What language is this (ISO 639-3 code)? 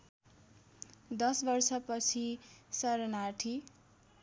nep